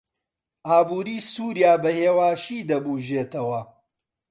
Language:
Central Kurdish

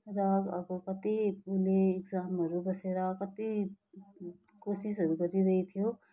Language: Nepali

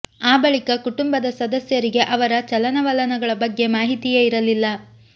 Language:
Kannada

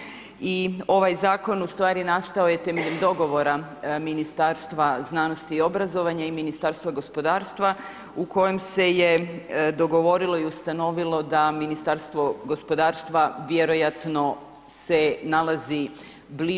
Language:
Croatian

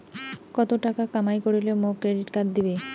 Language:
Bangla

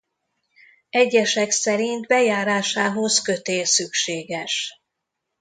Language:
Hungarian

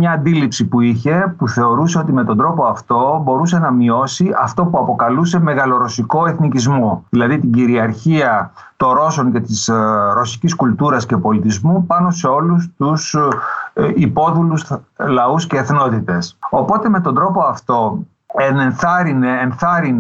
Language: Greek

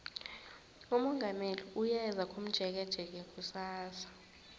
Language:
South Ndebele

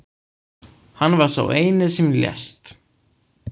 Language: Icelandic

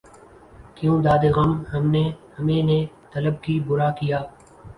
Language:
Urdu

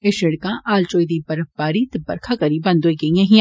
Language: Dogri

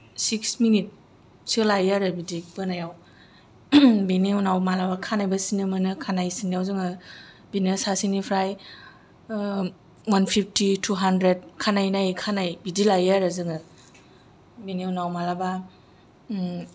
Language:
Bodo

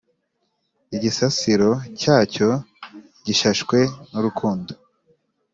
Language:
Kinyarwanda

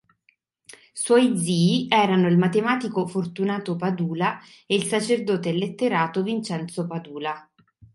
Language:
Italian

